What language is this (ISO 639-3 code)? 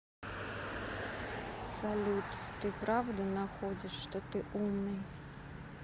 rus